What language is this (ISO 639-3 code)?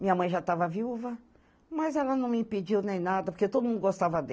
por